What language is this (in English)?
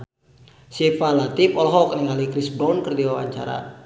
Sundanese